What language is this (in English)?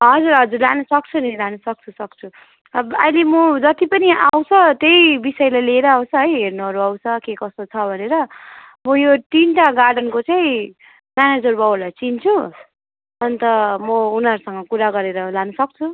Nepali